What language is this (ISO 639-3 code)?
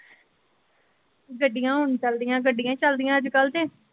pan